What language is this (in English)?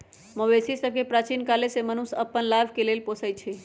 Magahi